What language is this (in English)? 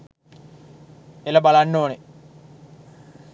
Sinhala